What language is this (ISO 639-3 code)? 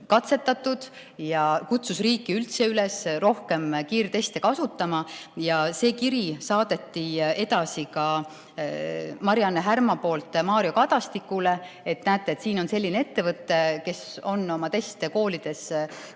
est